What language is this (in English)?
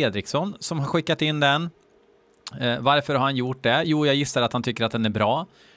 Swedish